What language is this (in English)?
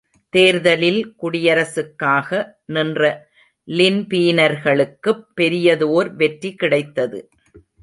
Tamil